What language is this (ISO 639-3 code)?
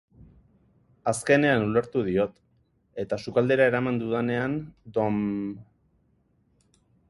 eus